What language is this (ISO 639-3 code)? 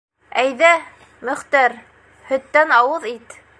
bak